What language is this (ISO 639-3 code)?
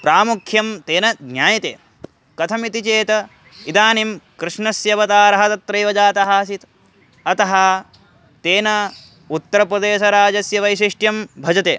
san